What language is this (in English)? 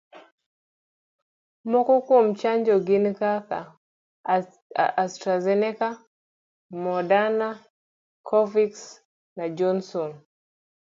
Luo (Kenya and Tanzania)